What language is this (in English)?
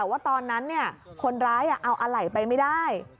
Thai